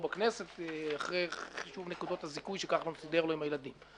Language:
Hebrew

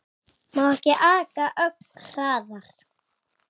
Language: Icelandic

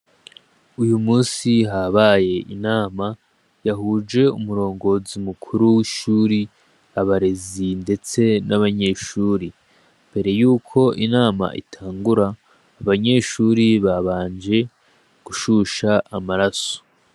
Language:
Rundi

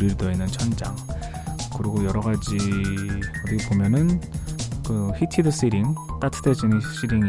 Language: Korean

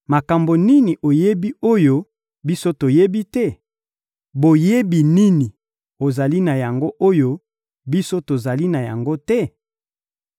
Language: Lingala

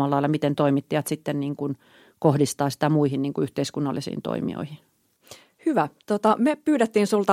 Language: Finnish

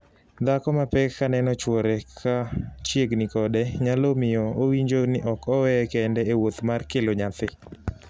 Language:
Luo (Kenya and Tanzania)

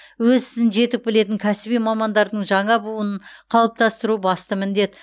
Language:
Kazakh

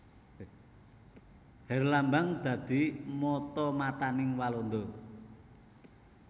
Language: Javanese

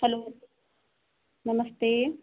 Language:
Hindi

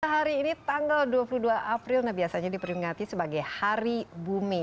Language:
Indonesian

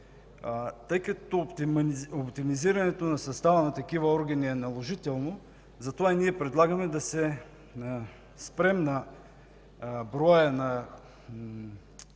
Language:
Bulgarian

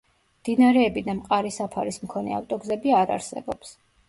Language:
Georgian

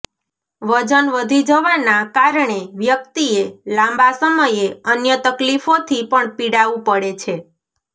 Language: Gujarati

